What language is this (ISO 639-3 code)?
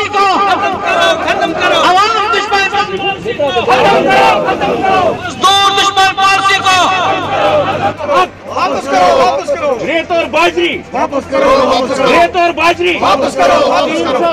ron